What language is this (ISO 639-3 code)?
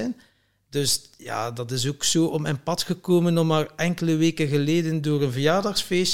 nld